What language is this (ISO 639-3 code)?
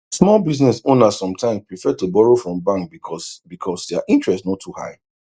pcm